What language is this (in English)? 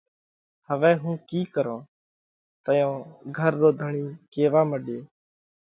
Parkari Koli